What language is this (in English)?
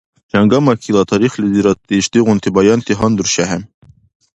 Dargwa